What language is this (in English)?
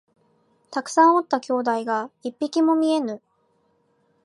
Japanese